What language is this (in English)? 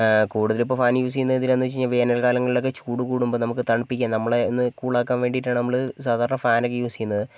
Malayalam